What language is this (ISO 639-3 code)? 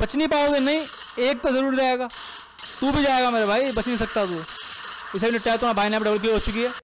hin